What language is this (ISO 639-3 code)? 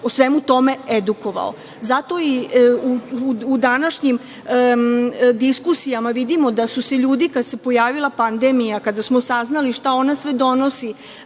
srp